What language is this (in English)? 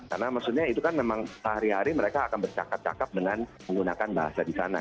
Indonesian